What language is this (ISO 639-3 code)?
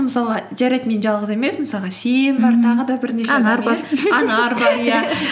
kaz